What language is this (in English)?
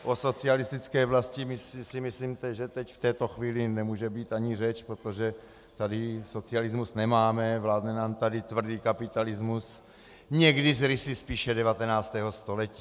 Czech